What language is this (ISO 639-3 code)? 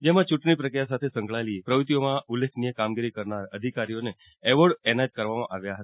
guj